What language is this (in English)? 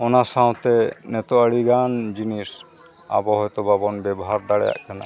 Santali